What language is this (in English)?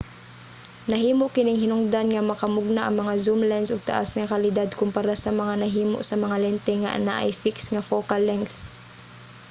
Cebuano